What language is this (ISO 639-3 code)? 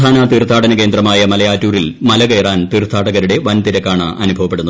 mal